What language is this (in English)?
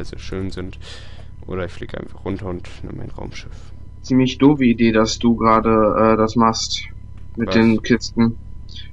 German